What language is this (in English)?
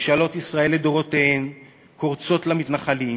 Hebrew